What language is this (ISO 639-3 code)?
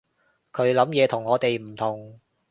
yue